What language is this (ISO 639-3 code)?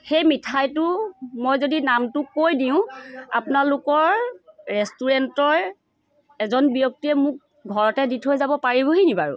asm